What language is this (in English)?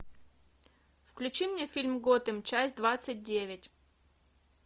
Russian